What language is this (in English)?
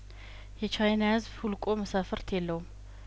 Amharic